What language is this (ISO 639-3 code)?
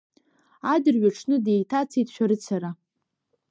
abk